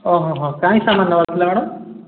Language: Odia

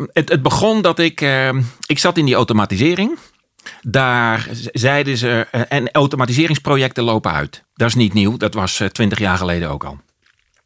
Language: Dutch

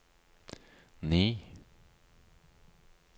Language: Norwegian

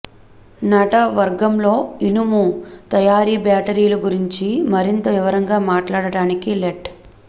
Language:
Telugu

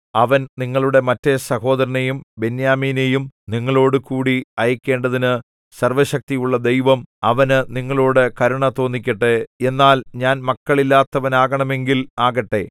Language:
Malayalam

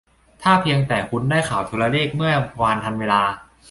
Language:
Thai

